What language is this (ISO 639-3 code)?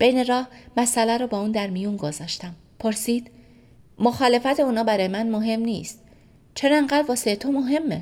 fas